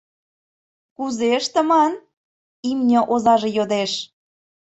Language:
Mari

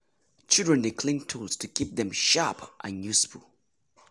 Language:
Nigerian Pidgin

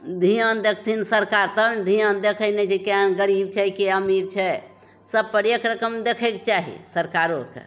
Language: Maithili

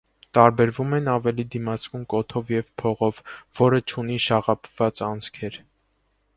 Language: Armenian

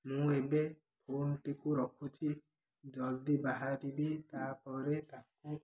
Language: Odia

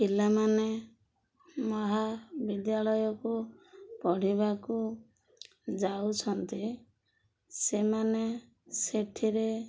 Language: Odia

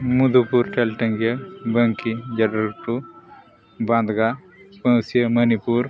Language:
Santali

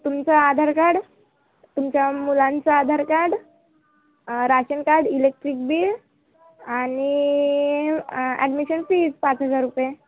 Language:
Marathi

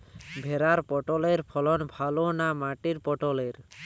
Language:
Bangla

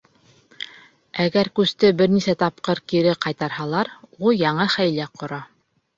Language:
Bashkir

